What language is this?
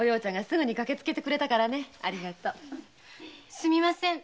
Japanese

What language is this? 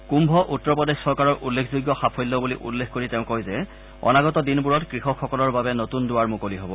Assamese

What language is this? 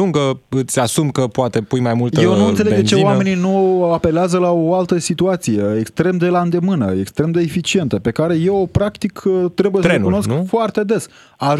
Romanian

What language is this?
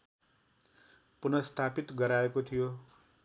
Nepali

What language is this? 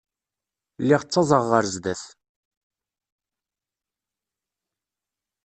Kabyle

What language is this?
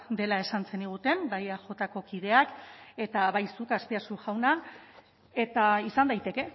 Basque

